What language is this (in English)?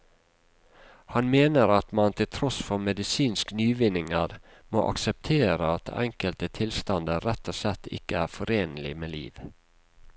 Norwegian